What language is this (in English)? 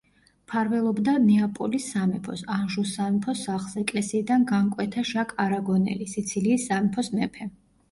Georgian